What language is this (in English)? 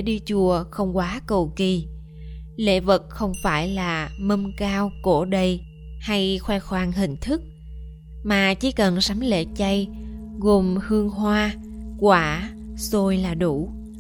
Vietnamese